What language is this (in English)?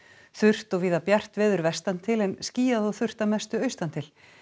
Icelandic